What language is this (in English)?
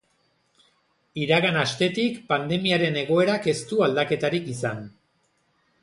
Basque